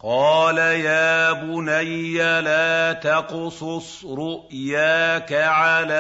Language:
Arabic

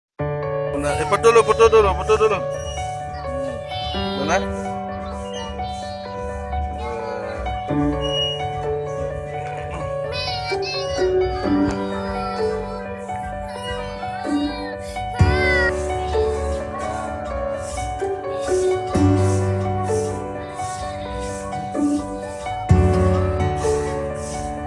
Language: Indonesian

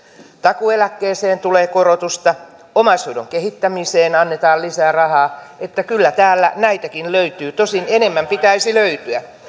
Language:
Finnish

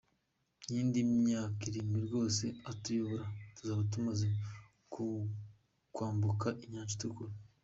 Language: Kinyarwanda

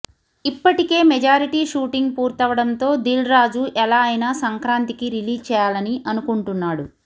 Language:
Telugu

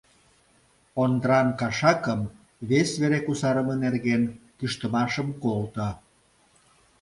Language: Mari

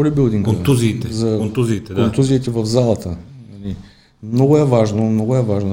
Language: Bulgarian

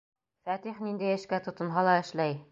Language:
Bashkir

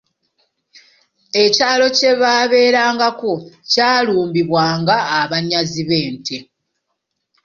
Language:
Ganda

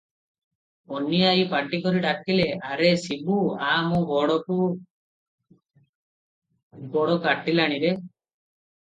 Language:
Odia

